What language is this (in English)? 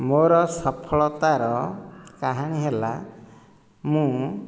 Odia